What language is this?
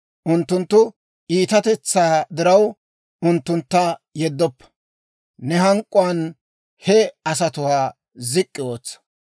Dawro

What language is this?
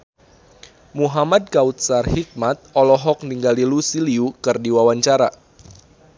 Sundanese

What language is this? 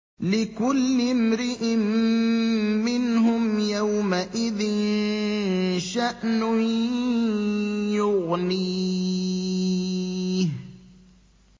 Arabic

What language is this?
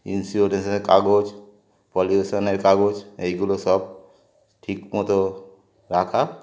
Bangla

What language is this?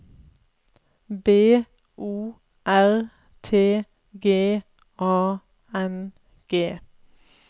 Norwegian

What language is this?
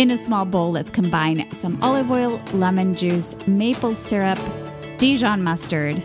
English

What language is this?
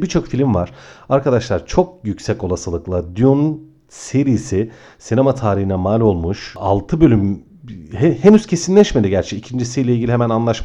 Turkish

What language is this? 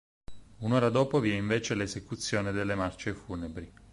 Italian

